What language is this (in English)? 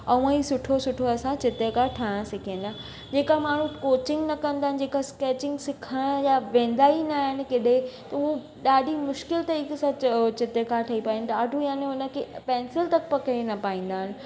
Sindhi